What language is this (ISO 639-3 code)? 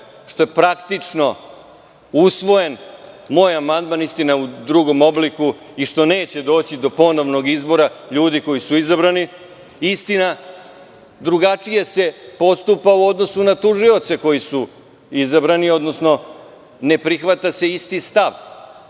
srp